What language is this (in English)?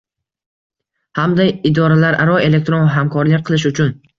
Uzbek